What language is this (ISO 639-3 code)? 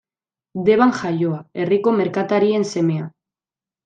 eus